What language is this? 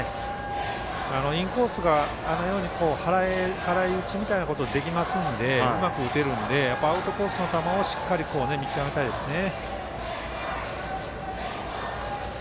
Japanese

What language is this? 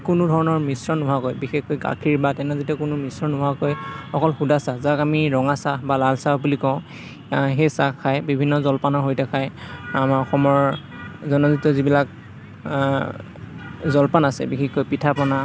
Assamese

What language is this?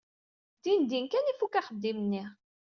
Kabyle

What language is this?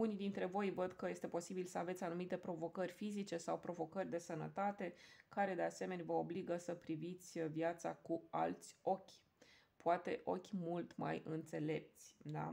Romanian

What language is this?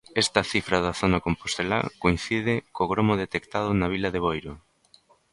Galician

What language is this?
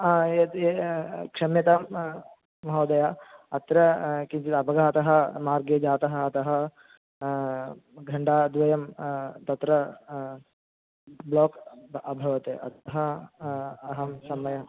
Sanskrit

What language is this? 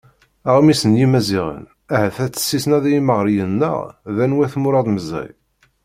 Kabyle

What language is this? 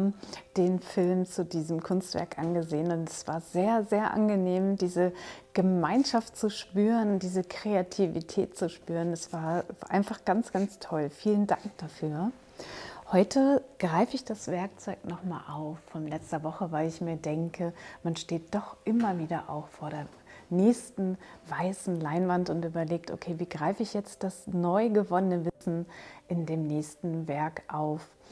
German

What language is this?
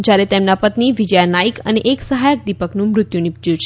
Gujarati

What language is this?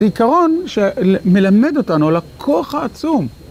Hebrew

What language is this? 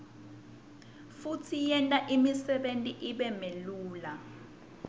Swati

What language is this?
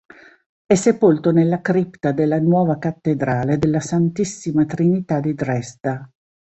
Italian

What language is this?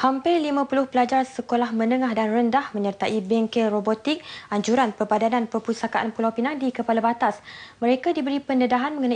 Malay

